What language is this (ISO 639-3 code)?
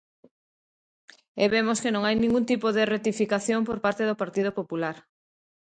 glg